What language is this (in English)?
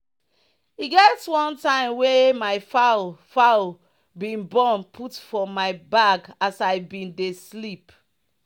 Nigerian Pidgin